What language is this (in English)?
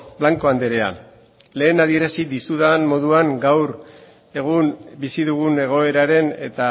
Basque